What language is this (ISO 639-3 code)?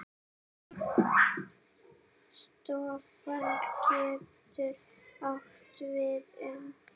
isl